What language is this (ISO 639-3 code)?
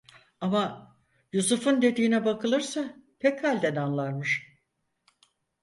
tur